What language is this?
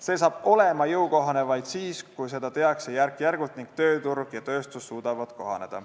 Estonian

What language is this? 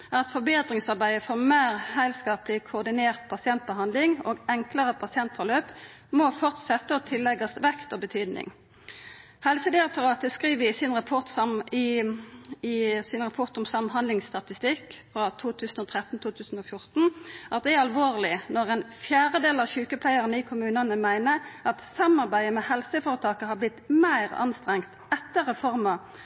Norwegian Nynorsk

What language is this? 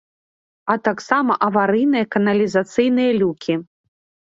Belarusian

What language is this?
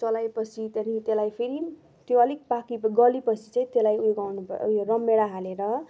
Nepali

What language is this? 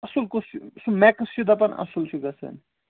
Kashmiri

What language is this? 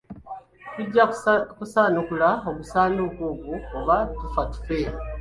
Ganda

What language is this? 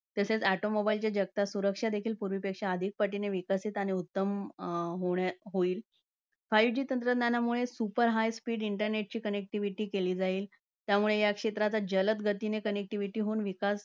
Marathi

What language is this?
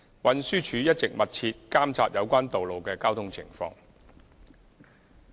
Cantonese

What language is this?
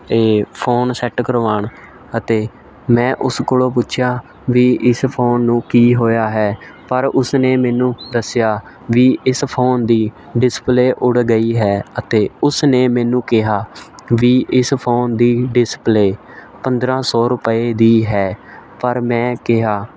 Punjabi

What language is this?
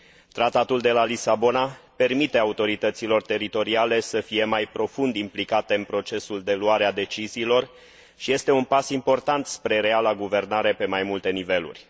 Romanian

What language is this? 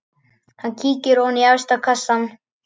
Icelandic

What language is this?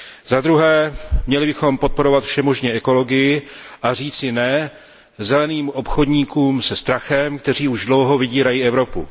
Czech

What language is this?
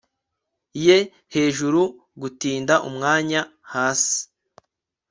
Kinyarwanda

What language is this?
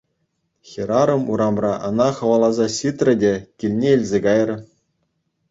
Chuvash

